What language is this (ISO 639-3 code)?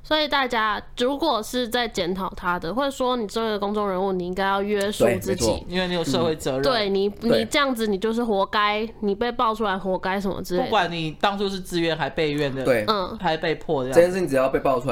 zho